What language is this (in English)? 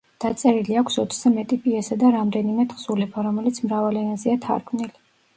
Georgian